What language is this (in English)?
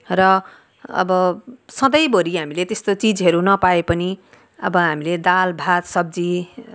Nepali